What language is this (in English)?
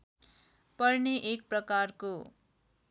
Nepali